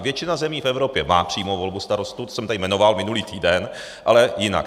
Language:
Czech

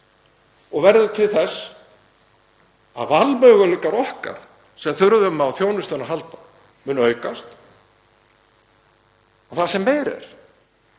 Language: Icelandic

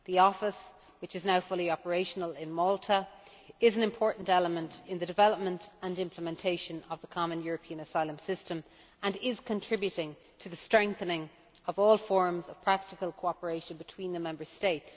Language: English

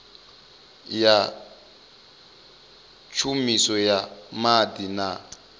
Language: Venda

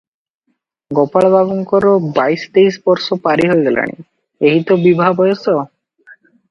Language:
Odia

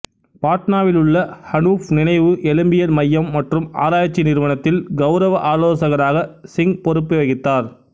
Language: Tamil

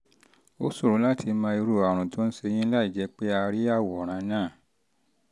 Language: Yoruba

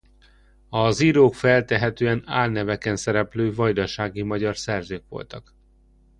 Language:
Hungarian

